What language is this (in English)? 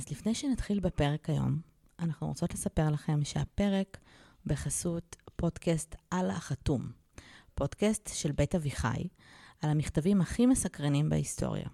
Hebrew